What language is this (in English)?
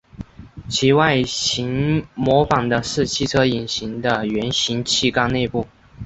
Chinese